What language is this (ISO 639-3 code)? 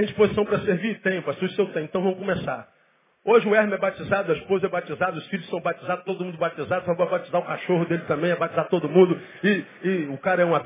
por